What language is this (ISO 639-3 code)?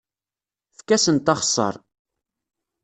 kab